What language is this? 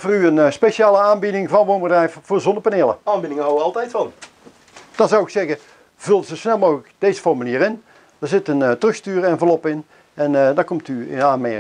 Dutch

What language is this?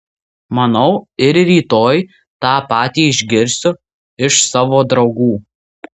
Lithuanian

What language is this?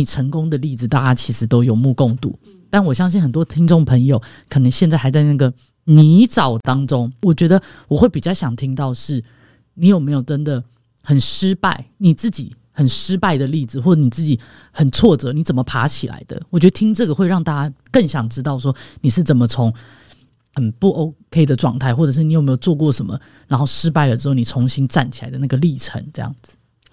Chinese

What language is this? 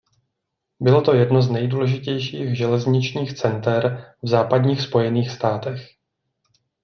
Czech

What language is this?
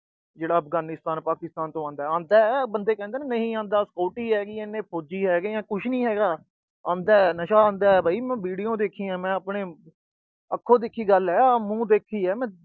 Punjabi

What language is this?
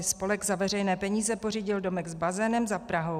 Czech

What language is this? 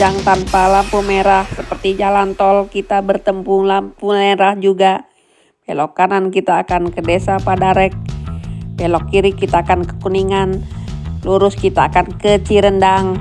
Indonesian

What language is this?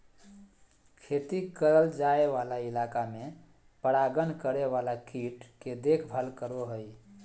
Magahi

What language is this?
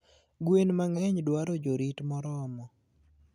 Luo (Kenya and Tanzania)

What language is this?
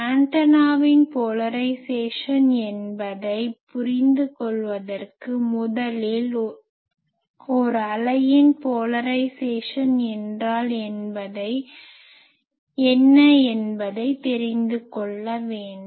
Tamil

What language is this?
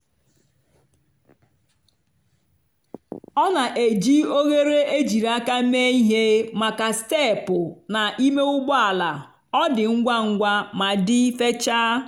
Igbo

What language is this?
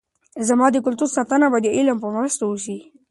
Pashto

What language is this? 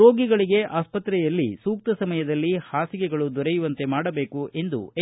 Kannada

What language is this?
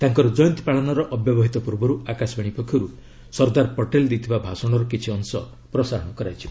Odia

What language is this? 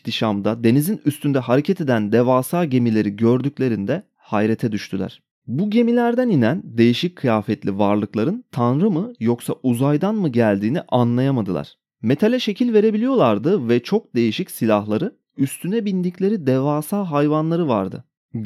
Turkish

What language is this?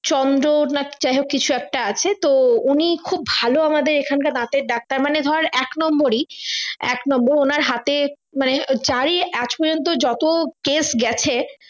Bangla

